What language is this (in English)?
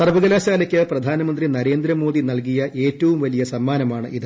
Malayalam